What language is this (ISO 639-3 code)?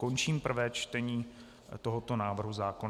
ces